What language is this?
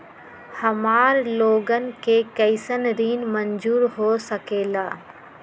Magahi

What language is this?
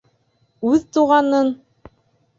Bashkir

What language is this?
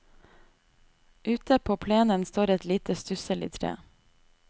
Norwegian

